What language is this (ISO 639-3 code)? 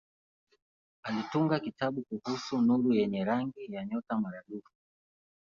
swa